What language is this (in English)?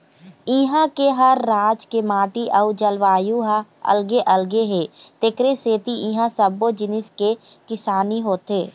Chhattisgarhi